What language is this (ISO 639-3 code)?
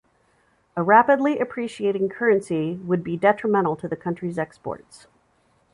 eng